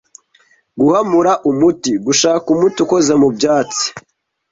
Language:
Kinyarwanda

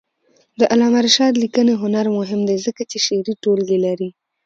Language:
Pashto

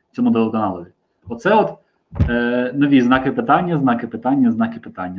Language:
Ukrainian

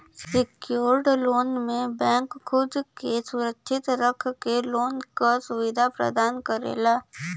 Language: Bhojpuri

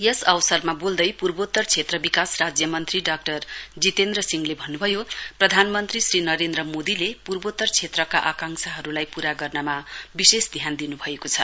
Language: Nepali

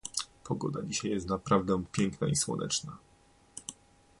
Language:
Polish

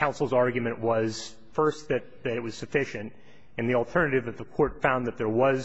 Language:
English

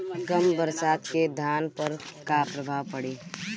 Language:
Bhojpuri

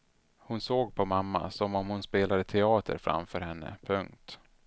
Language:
Swedish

